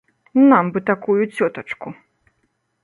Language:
Belarusian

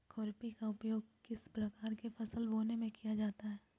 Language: Magahi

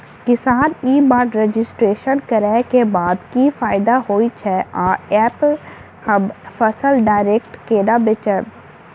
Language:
Maithili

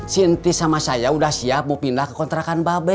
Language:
Indonesian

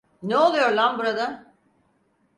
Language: Turkish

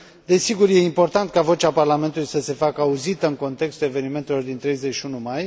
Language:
Romanian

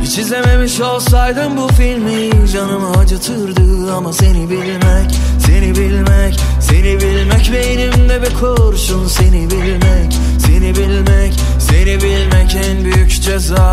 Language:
Turkish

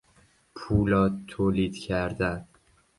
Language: Persian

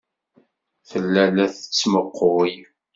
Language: Kabyle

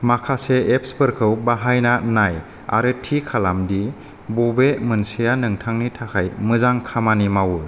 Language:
Bodo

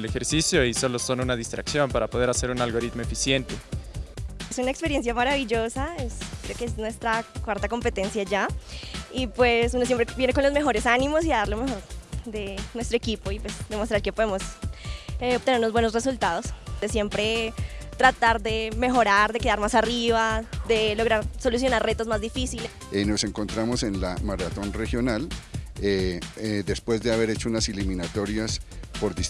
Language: Spanish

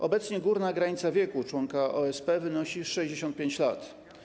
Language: Polish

